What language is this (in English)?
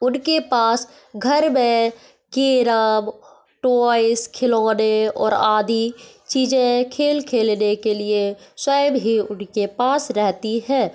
Hindi